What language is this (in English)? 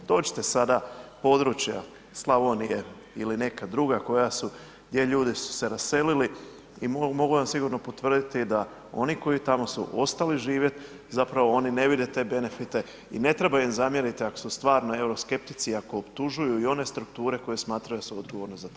Croatian